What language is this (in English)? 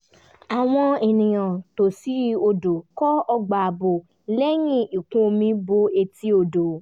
Yoruba